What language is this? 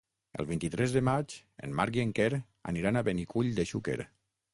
Catalan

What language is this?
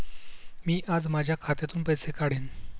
Marathi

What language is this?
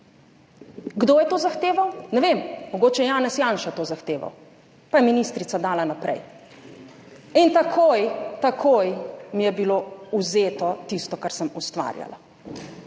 Slovenian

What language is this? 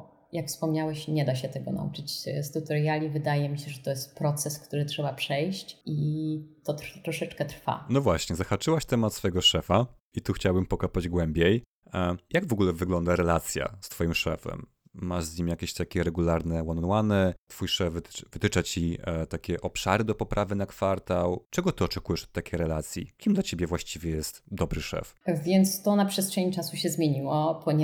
Polish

